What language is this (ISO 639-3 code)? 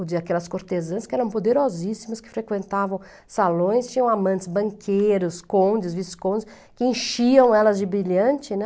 por